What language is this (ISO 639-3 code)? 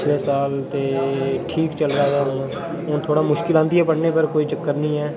doi